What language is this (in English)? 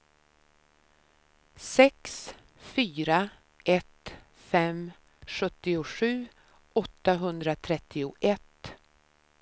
Swedish